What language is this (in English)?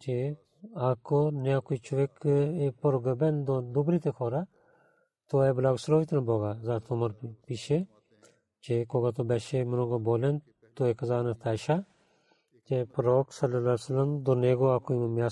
Bulgarian